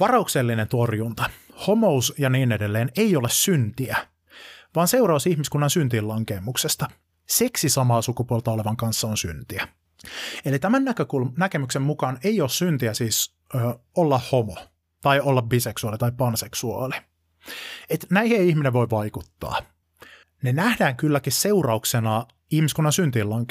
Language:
Finnish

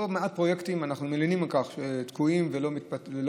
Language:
Hebrew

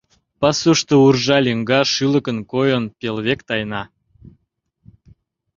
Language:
Mari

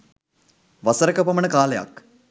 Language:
Sinhala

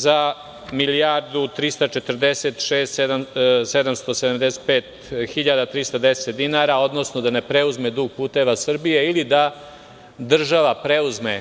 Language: Serbian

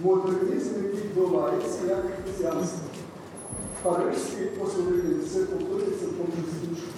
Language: Ukrainian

